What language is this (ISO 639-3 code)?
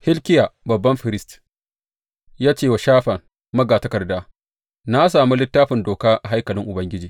hau